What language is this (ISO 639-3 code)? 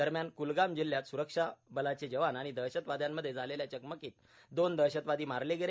mar